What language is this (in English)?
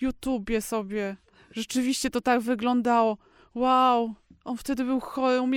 Polish